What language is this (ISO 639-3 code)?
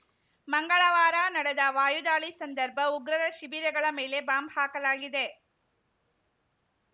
kan